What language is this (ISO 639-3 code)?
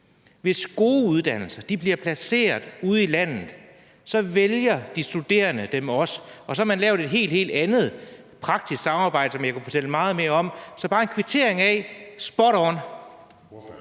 dan